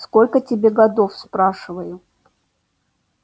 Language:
Russian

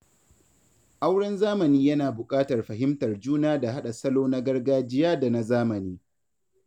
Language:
Hausa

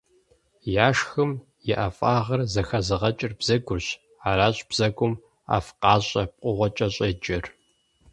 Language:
Kabardian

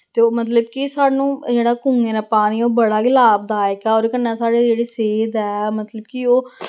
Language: Dogri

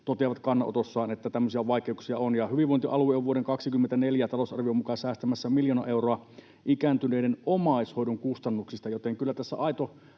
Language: Finnish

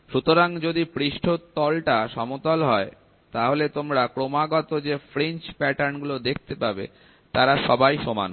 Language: Bangla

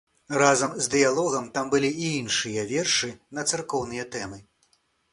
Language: Belarusian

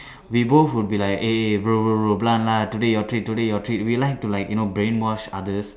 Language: English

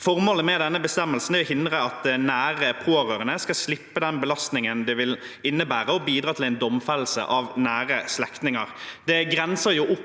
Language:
Norwegian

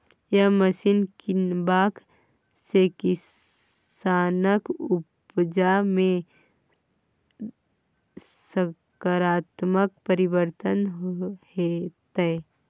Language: Maithili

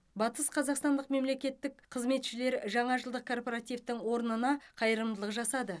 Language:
Kazakh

